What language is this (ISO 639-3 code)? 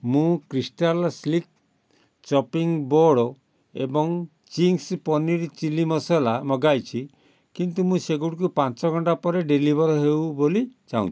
ori